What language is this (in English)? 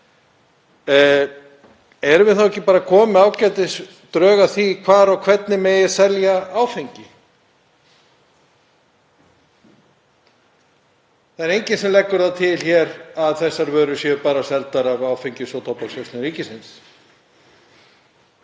Icelandic